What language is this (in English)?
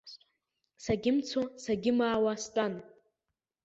Abkhazian